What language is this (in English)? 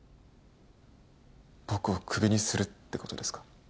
Japanese